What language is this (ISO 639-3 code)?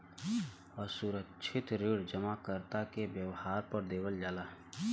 bho